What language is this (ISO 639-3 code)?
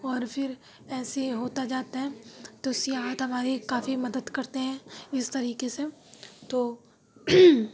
urd